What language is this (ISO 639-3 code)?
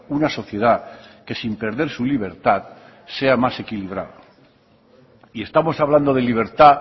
spa